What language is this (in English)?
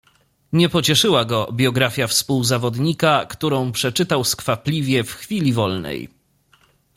Polish